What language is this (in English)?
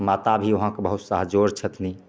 Maithili